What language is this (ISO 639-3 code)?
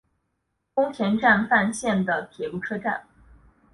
zho